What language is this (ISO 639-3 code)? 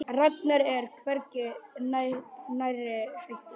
isl